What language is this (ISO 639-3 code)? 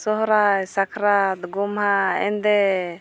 sat